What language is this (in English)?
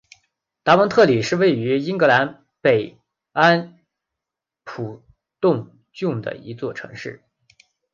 Chinese